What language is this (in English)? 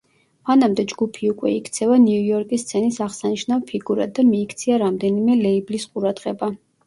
Georgian